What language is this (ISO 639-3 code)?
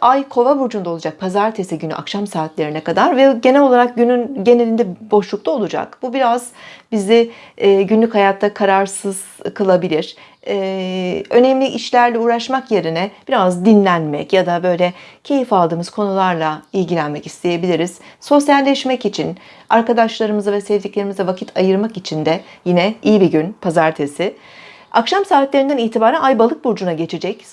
tur